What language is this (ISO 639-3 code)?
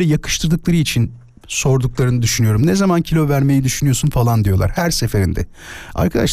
tur